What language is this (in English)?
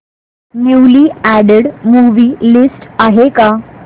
Marathi